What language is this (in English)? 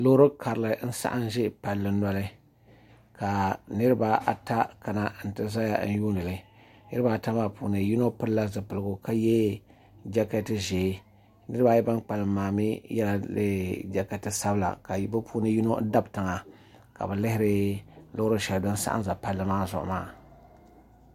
Dagbani